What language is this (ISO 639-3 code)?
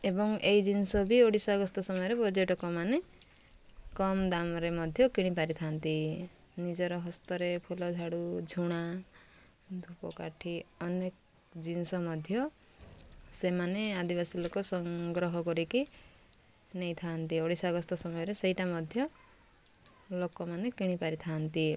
ori